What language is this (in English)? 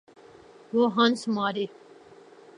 Urdu